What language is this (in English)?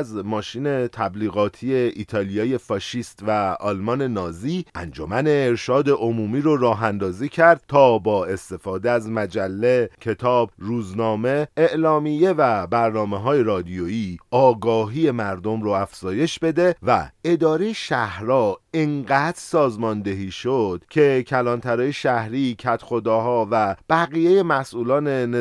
Persian